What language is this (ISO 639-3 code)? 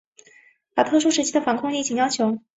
zho